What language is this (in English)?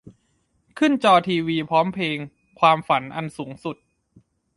Thai